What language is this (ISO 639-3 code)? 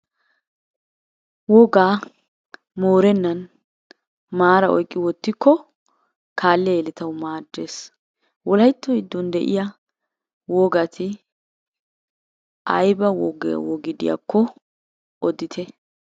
wal